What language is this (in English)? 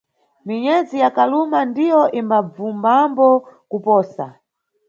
Nyungwe